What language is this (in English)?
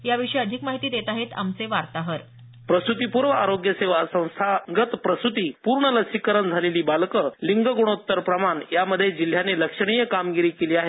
Marathi